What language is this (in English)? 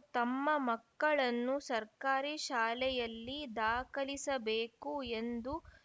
Kannada